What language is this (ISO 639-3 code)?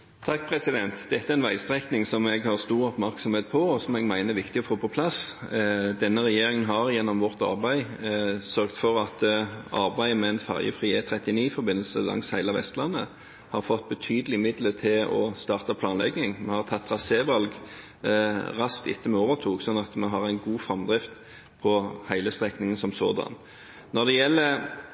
nor